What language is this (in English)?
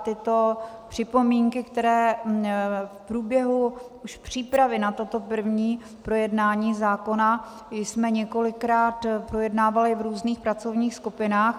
Czech